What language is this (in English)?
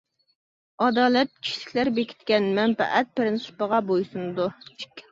Uyghur